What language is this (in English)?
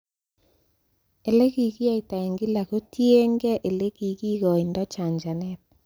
Kalenjin